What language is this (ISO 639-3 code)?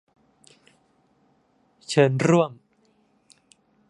tha